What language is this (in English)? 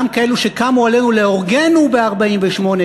Hebrew